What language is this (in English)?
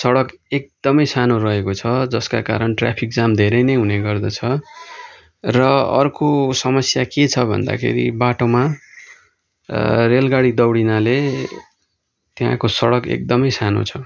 Nepali